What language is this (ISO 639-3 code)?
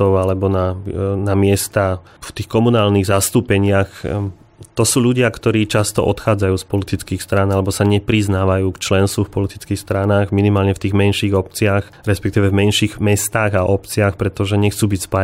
slk